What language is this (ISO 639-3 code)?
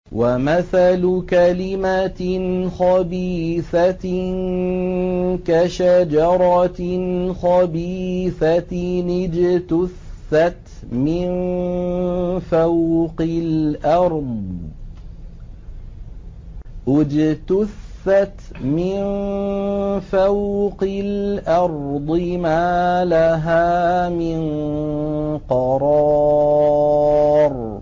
ara